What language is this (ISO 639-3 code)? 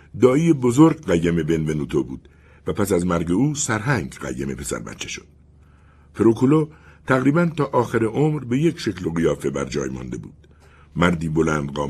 fas